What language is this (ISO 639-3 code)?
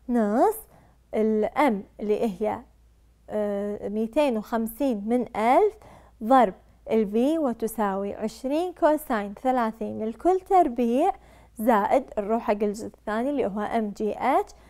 ara